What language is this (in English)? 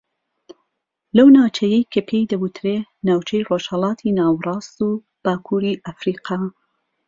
Central Kurdish